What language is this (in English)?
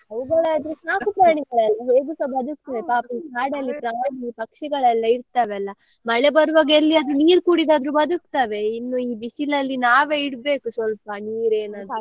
Kannada